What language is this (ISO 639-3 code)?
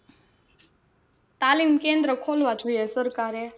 guj